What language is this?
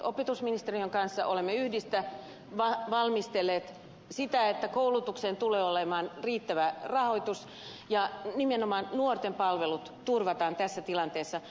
Finnish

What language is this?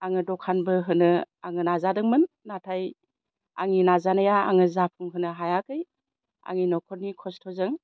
Bodo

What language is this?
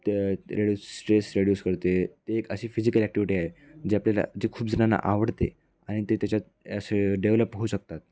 Marathi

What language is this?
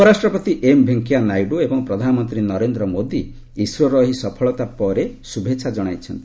Odia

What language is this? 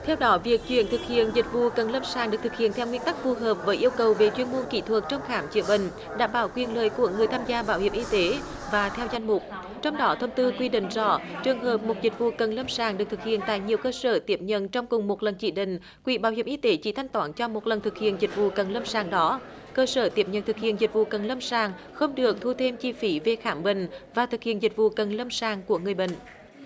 Vietnamese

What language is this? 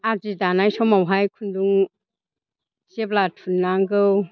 Bodo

